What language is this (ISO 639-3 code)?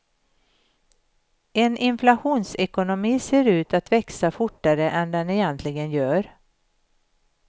swe